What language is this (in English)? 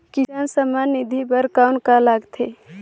Chhattisgarhi